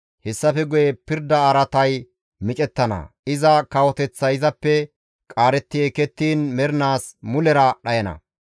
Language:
Gamo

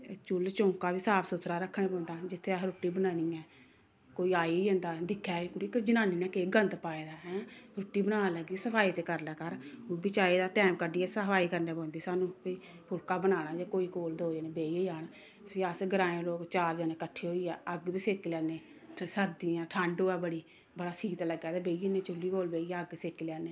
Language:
Dogri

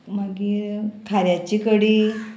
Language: Konkani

